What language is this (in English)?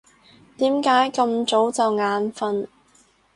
Cantonese